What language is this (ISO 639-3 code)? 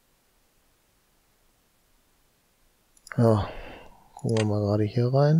deu